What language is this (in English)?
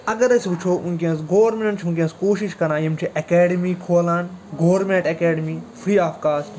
Kashmiri